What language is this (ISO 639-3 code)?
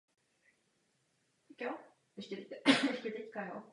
ces